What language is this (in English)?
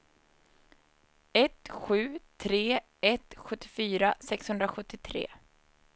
Swedish